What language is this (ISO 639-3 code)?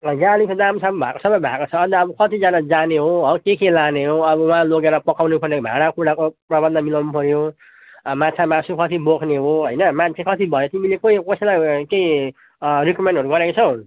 nep